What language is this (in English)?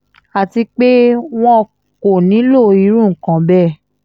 Yoruba